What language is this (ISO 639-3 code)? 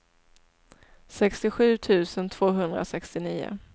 swe